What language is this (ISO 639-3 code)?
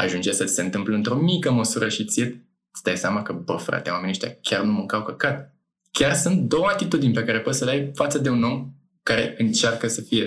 ron